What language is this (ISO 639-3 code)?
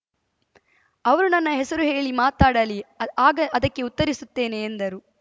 kan